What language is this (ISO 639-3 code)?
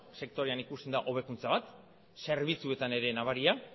eus